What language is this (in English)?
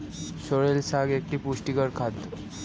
Bangla